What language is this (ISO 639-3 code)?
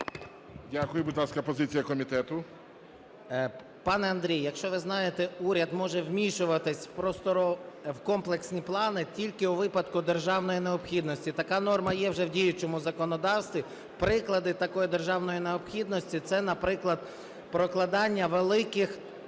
ukr